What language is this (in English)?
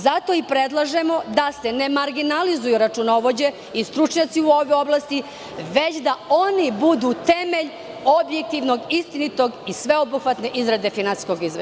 Serbian